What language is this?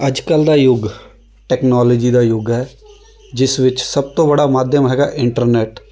Punjabi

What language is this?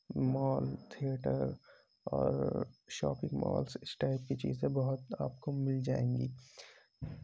Urdu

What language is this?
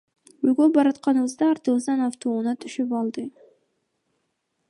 Kyrgyz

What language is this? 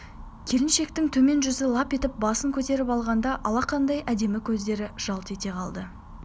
Kazakh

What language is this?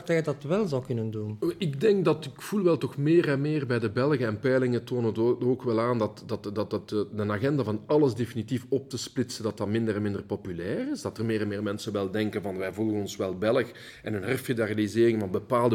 Dutch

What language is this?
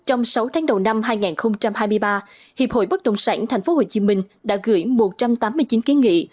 Vietnamese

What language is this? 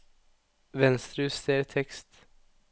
Norwegian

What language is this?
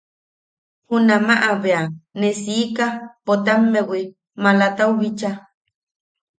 Yaqui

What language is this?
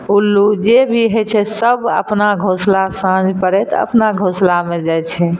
Maithili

